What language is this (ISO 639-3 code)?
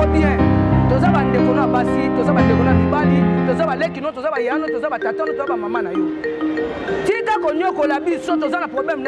fra